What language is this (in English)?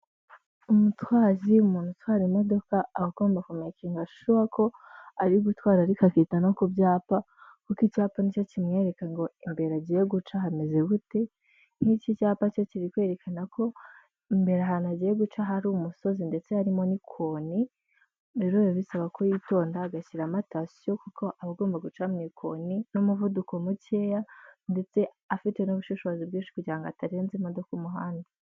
Kinyarwanda